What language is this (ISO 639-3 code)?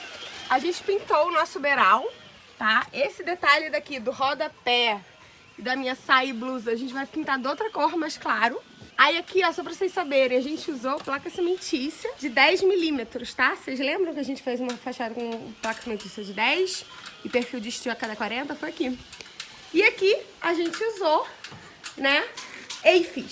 por